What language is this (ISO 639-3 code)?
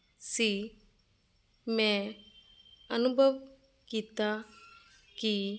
pan